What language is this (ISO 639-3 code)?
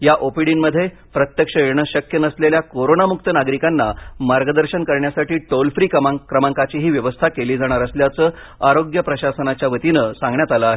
mar